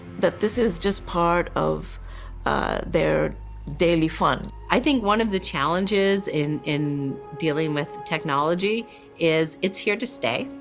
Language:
English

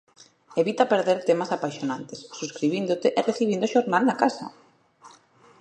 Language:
Galician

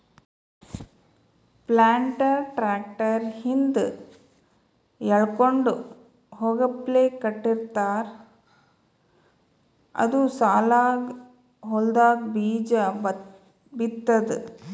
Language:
Kannada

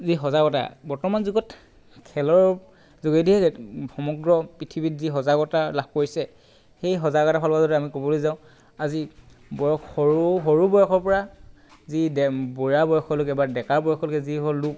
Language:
Assamese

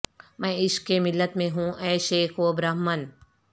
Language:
Urdu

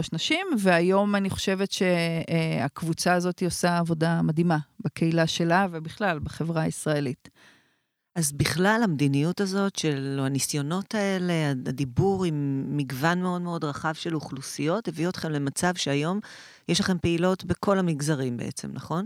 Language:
Hebrew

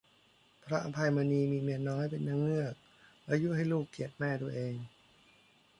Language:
Thai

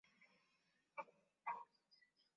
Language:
Swahili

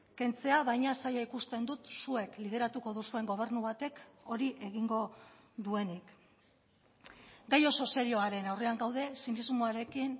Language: Basque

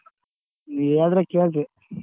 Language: Kannada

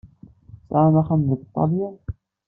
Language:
Kabyle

